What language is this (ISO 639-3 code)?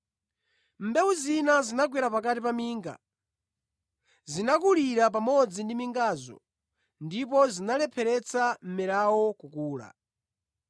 nya